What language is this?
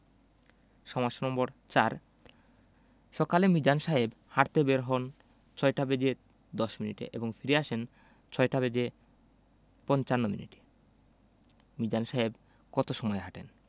Bangla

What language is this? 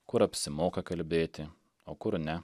Lithuanian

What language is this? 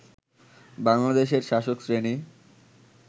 Bangla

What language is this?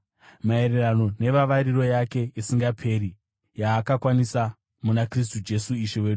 Shona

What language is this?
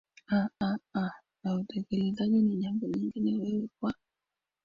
Swahili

